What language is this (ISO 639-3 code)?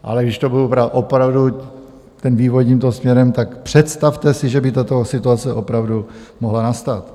ces